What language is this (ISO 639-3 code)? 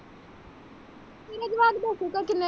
pan